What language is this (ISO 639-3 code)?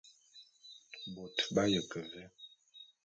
bum